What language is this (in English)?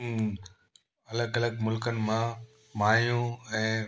Sindhi